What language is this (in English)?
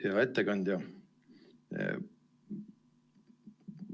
Estonian